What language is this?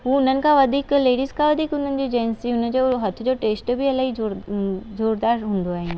Sindhi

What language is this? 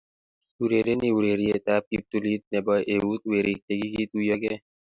Kalenjin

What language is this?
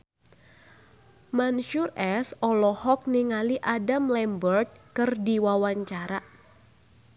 Sundanese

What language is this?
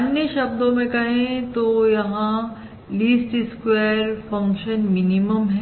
Hindi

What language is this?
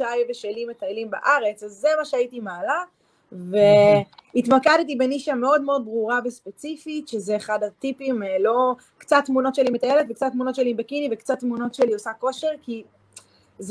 Hebrew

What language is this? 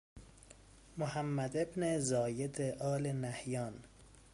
Persian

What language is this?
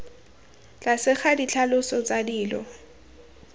Tswana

